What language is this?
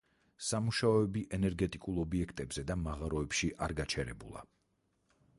Georgian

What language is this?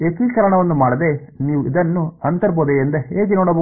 Kannada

